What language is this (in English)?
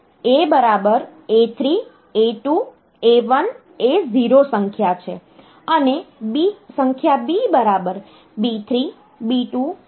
Gujarati